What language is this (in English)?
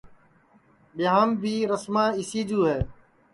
Sansi